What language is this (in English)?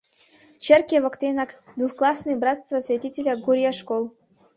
Mari